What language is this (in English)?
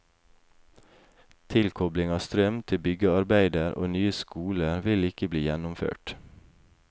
Norwegian